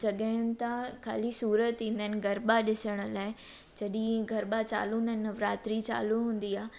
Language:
Sindhi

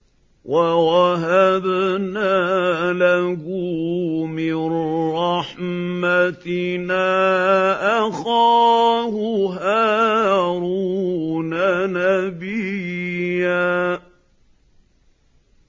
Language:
Arabic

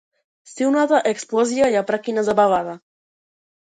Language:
Macedonian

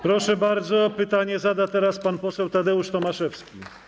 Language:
Polish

